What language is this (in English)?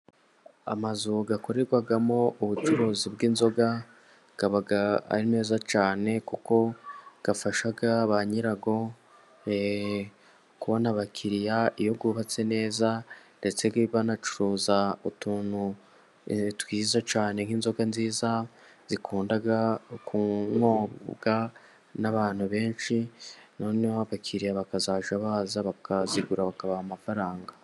Kinyarwanda